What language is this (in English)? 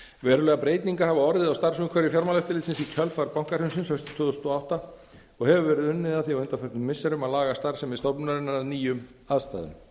Icelandic